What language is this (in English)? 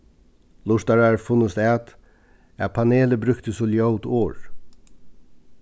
Faroese